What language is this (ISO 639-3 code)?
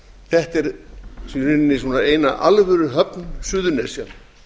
isl